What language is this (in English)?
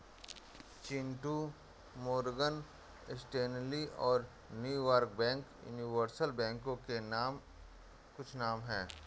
Hindi